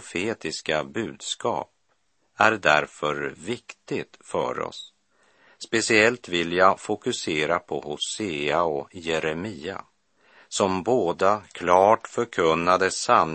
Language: Swedish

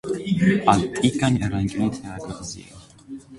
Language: Armenian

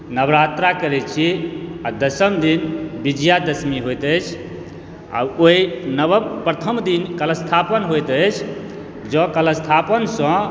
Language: Maithili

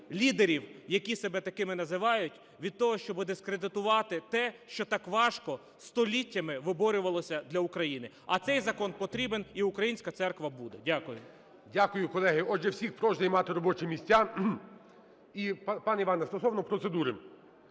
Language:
Ukrainian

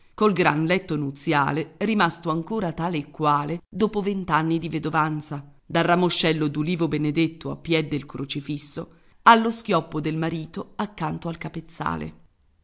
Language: Italian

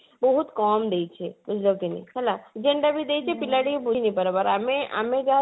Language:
Odia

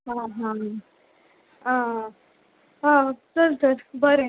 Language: Konkani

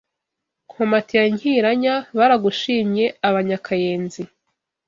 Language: Kinyarwanda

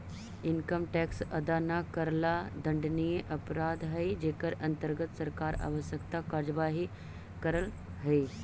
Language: Magahi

